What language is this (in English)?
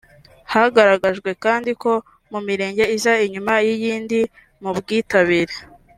Kinyarwanda